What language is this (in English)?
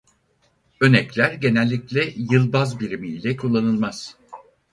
Turkish